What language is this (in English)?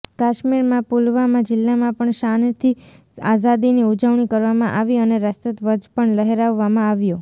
Gujarati